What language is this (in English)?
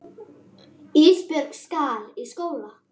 Icelandic